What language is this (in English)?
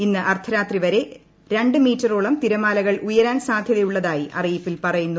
Malayalam